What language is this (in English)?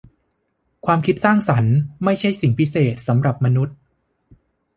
Thai